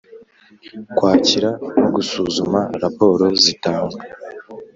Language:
Kinyarwanda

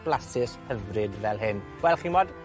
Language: Welsh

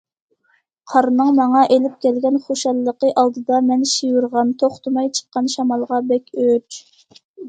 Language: Uyghur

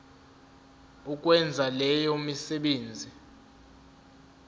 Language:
Zulu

